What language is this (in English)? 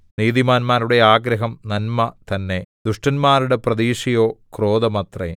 Malayalam